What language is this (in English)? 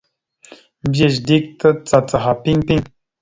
Mada (Cameroon)